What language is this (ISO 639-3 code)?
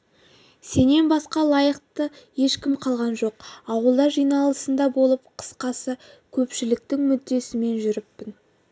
kaz